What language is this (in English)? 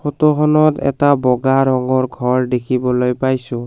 Assamese